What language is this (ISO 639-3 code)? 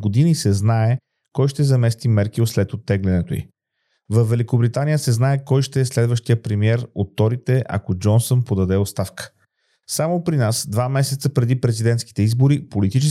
bul